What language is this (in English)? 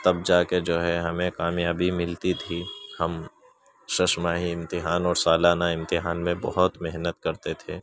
Urdu